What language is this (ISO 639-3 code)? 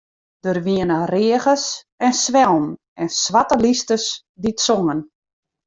fry